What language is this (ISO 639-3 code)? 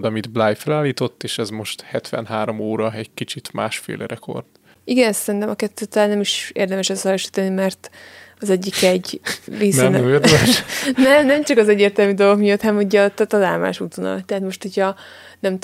hun